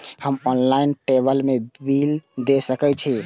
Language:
Maithili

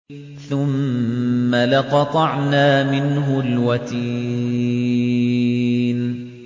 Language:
Arabic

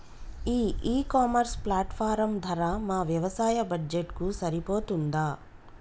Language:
Telugu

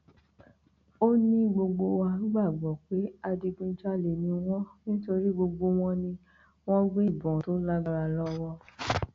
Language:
Yoruba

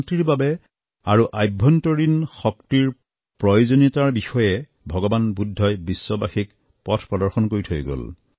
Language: Assamese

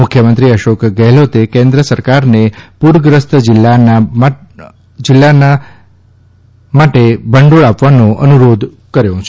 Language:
Gujarati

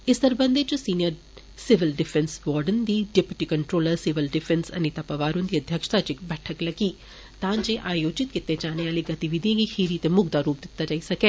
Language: Dogri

